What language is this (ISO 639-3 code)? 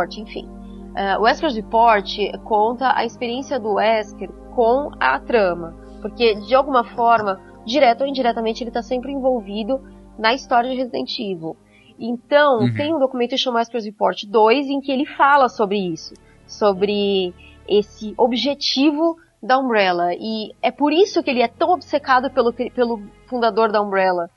por